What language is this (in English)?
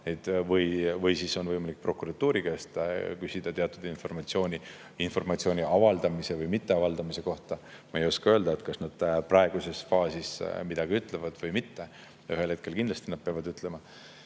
Estonian